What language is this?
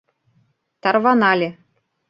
Mari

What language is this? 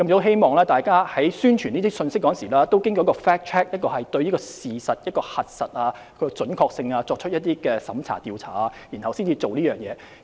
Cantonese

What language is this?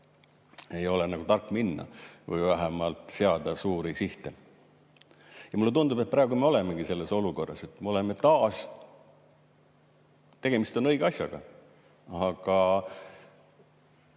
Estonian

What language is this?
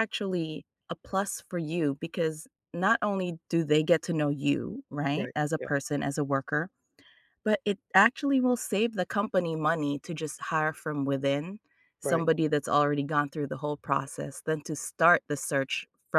English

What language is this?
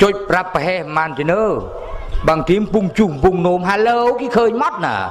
Thai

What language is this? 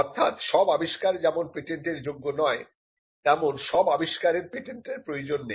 Bangla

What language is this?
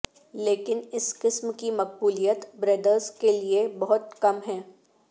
Urdu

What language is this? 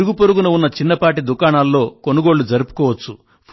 Telugu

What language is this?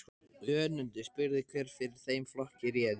Icelandic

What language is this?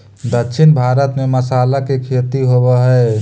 Magahi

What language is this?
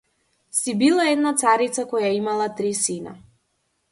Macedonian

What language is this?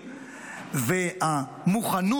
Hebrew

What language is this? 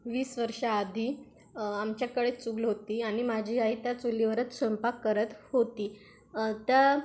Marathi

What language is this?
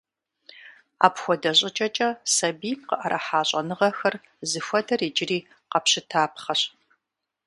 Kabardian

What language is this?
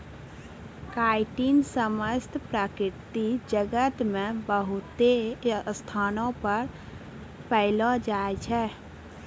Maithili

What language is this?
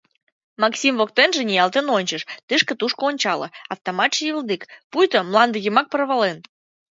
Mari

